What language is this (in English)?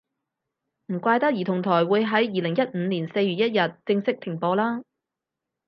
Cantonese